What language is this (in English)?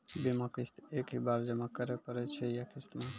Maithili